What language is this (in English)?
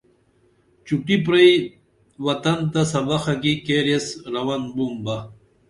Dameli